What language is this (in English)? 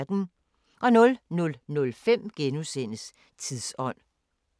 Danish